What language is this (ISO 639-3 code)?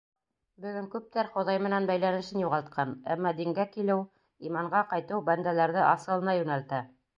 bak